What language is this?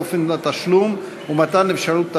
Hebrew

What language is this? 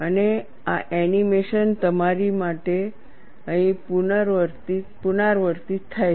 Gujarati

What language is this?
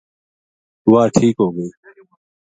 Gujari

